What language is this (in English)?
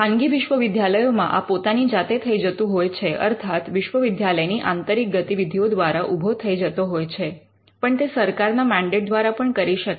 Gujarati